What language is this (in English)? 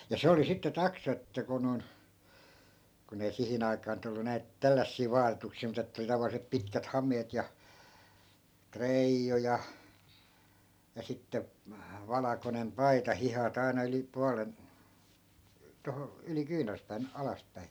Finnish